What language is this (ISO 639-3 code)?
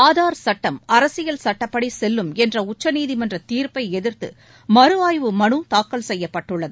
tam